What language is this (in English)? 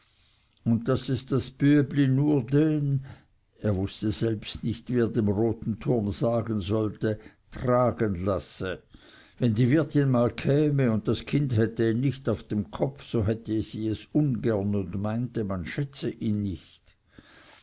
German